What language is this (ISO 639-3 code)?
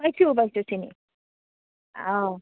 asm